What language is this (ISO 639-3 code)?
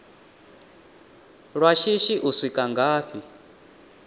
ven